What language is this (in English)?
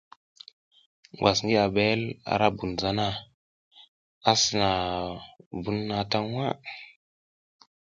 South Giziga